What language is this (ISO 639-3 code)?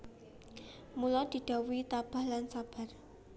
jav